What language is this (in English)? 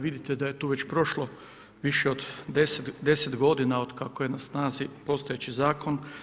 Croatian